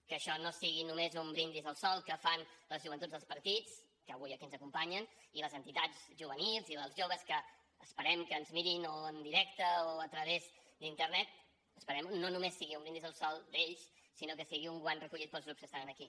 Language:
Catalan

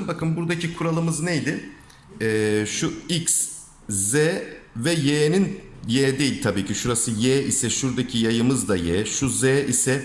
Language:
Turkish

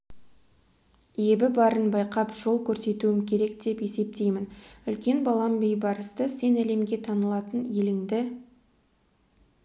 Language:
Kazakh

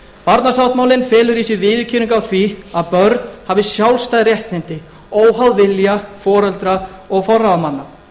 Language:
Icelandic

